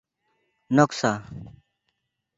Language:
Santali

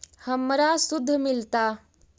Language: Magahi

